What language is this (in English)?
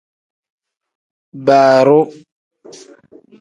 Tem